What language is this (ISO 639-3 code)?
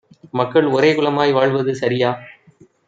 tam